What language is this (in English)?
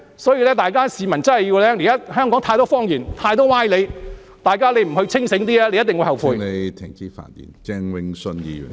Cantonese